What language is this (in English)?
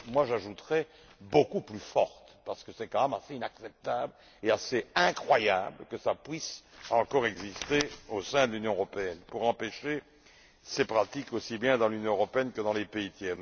French